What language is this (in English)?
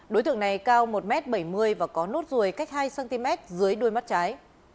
Vietnamese